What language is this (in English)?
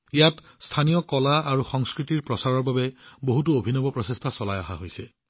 Assamese